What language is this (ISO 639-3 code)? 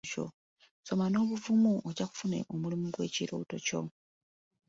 lug